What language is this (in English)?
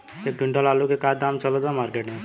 Bhojpuri